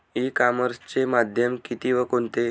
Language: Marathi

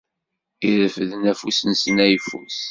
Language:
Kabyle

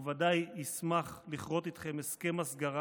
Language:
Hebrew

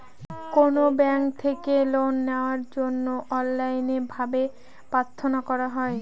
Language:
Bangla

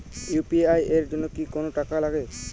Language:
Bangla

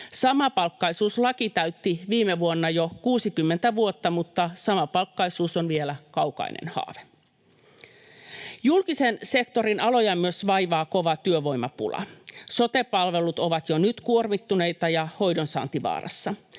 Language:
Finnish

